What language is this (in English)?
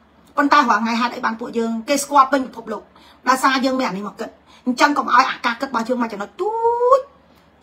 Vietnamese